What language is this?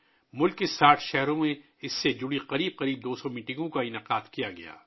Urdu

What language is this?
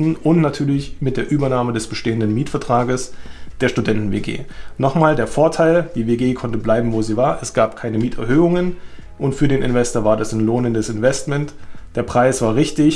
German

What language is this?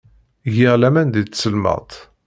Kabyle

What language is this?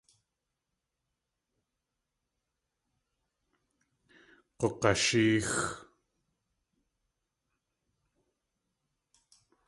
Tlingit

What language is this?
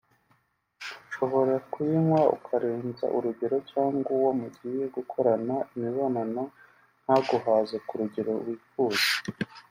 Kinyarwanda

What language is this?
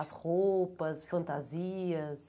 Portuguese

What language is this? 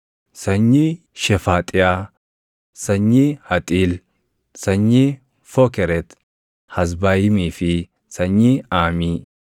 Oromo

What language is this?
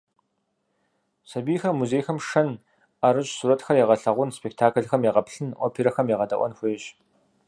Kabardian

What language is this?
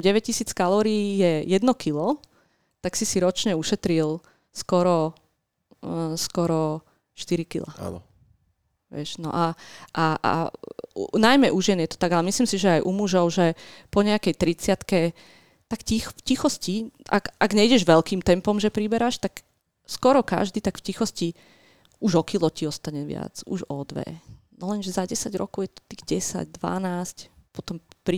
Slovak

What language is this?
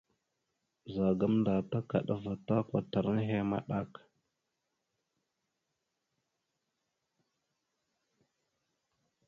Mada (Cameroon)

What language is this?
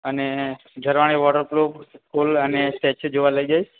Gujarati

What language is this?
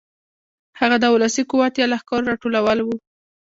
Pashto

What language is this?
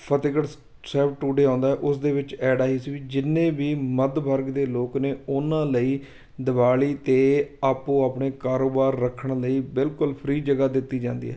Punjabi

